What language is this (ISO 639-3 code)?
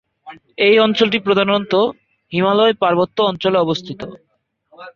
ben